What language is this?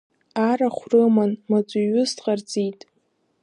Abkhazian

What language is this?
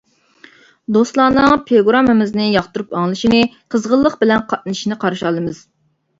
Uyghur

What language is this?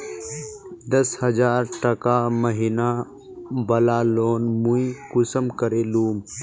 Magahi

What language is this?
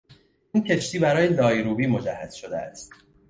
Persian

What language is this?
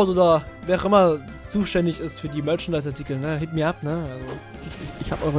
German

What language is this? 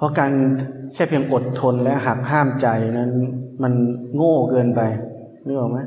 Thai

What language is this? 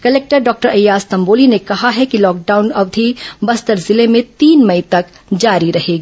Hindi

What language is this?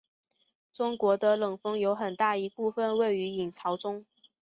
Chinese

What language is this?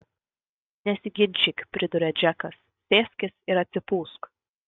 Lithuanian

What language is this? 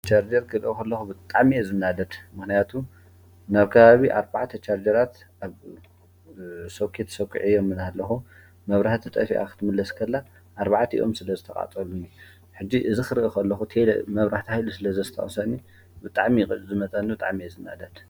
Tigrinya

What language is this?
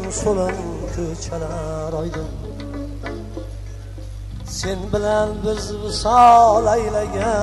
Arabic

